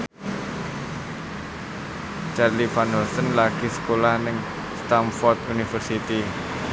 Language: Javanese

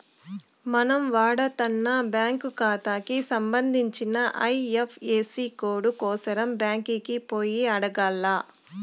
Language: Telugu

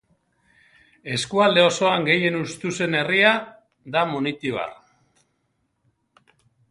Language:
Basque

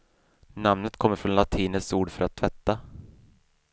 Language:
Swedish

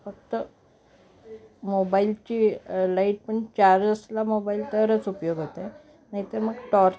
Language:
Marathi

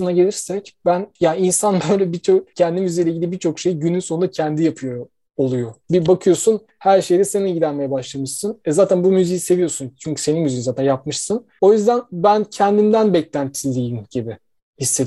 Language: Turkish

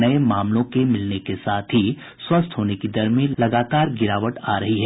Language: Hindi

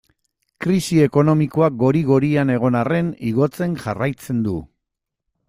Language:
Basque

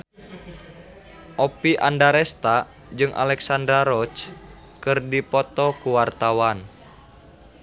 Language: Sundanese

